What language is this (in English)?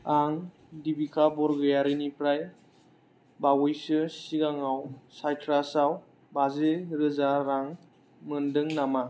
Bodo